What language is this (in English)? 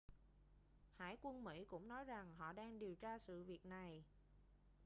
Vietnamese